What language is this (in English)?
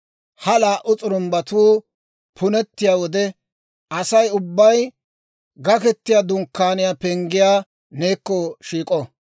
Dawro